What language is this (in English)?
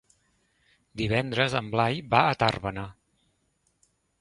Catalan